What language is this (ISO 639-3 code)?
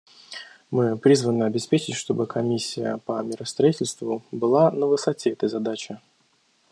rus